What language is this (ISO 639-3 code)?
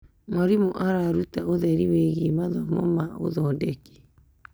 kik